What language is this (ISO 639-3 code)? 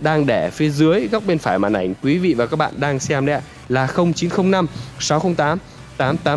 vie